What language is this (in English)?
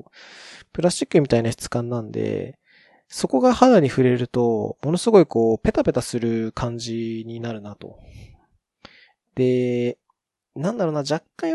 Japanese